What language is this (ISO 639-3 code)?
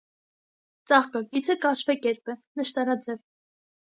hye